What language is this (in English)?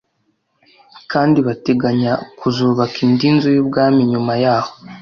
Kinyarwanda